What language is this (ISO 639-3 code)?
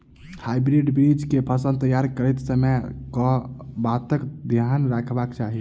mai